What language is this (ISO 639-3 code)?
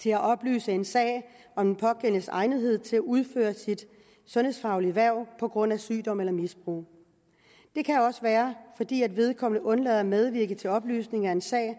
dan